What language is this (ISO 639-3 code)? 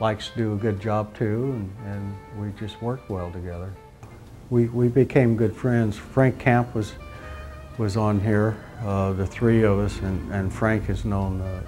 eng